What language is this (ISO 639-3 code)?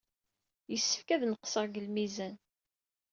kab